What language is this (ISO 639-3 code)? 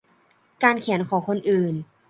tha